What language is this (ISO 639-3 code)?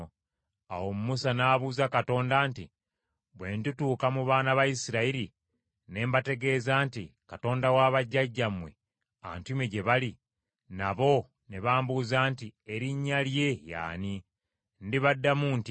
lug